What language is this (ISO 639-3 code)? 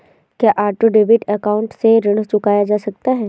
hin